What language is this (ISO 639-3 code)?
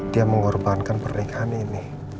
ind